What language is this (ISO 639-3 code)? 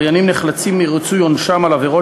heb